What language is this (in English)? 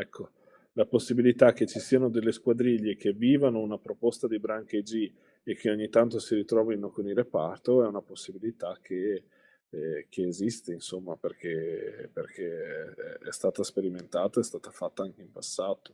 Italian